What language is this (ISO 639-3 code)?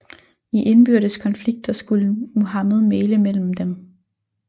dan